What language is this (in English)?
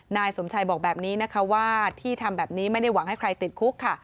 Thai